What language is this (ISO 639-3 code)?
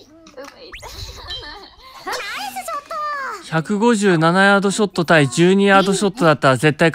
jpn